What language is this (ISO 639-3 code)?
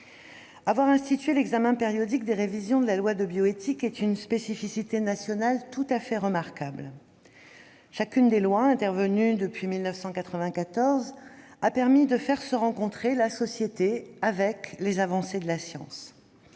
fra